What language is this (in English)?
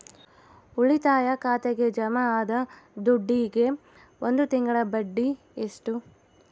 Kannada